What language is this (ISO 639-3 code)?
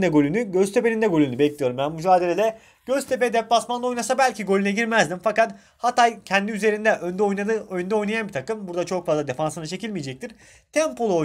tur